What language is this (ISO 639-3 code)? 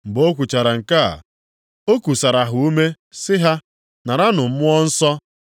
ibo